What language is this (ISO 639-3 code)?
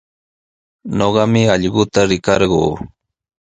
qws